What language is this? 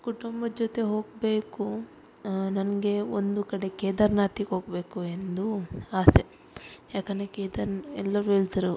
Kannada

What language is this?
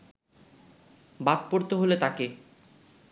Bangla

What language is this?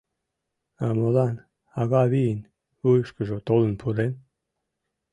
Mari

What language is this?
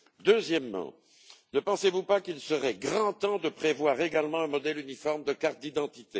French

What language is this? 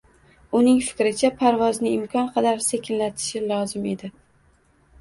Uzbek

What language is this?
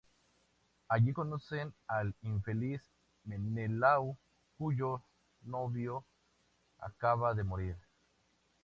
Spanish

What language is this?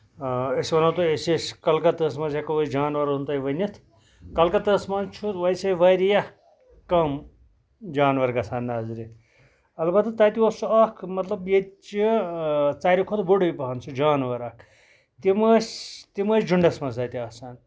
Kashmiri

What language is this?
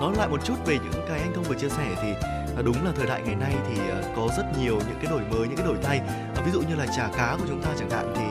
Vietnamese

